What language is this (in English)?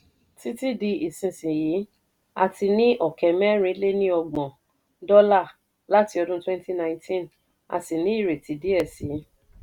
Yoruba